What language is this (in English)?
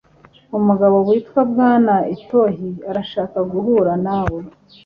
Kinyarwanda